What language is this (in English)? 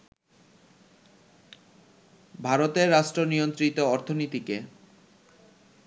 Bangla